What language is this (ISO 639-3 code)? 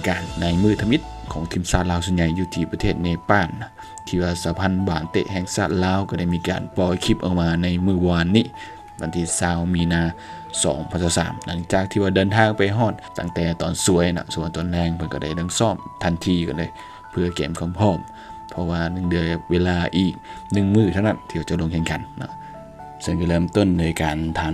tha